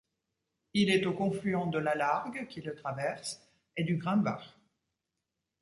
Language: French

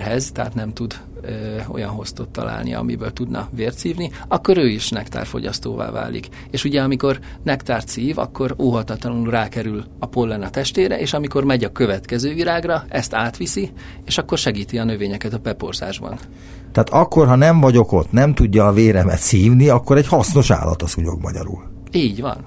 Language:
Hungarian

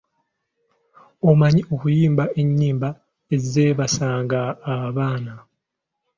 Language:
Ganda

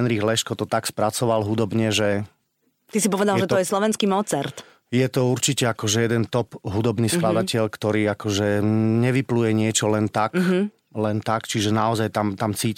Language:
Slovak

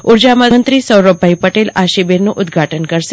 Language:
Gujarati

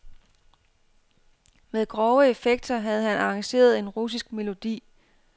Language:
Danish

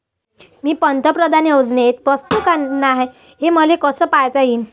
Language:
Marathi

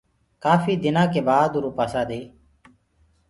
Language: Gurgula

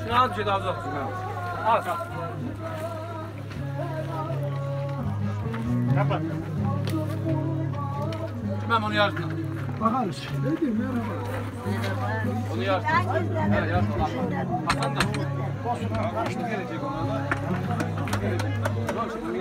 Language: Turkish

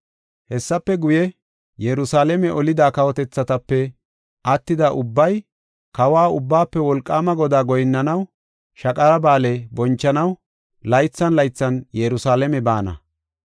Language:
Gofa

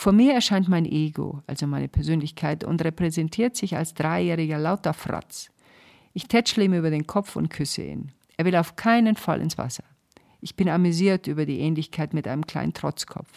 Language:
German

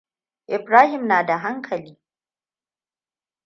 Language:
Hausa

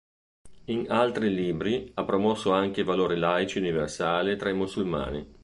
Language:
Italian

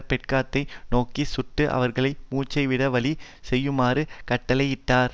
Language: Tamil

